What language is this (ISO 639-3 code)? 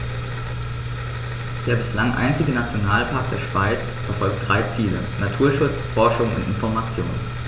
deu